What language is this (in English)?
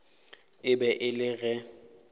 Northern Sotho